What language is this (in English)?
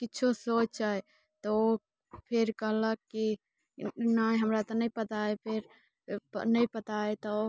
Maithili